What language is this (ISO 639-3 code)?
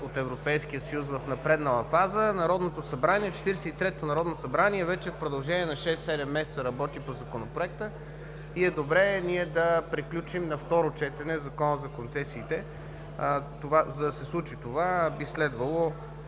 bul